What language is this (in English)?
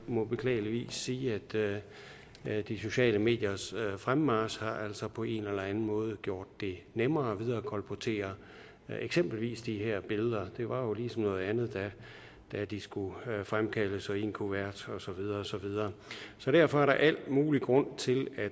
Danish